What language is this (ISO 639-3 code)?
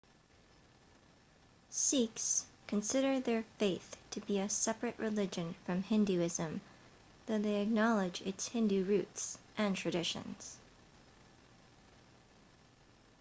eng